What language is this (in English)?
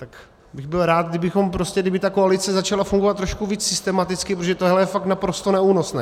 Czech